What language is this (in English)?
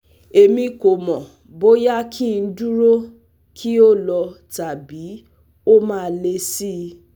Yoruba